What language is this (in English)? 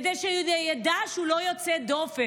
Hebrew